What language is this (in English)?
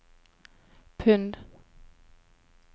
Norwegian